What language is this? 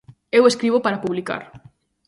Galician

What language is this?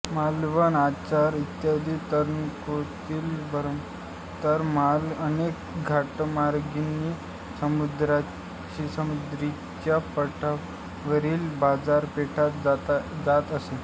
Marathi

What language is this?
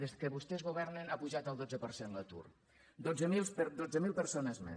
Catalan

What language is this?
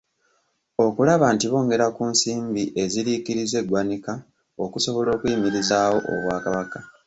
Ganda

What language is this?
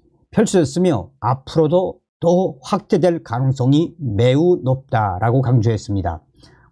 Korean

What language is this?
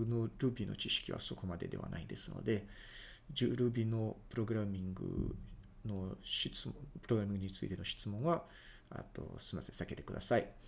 Japanese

